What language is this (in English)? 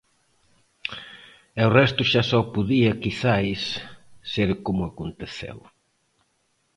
Galician